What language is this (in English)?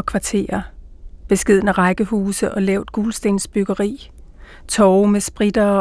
Danish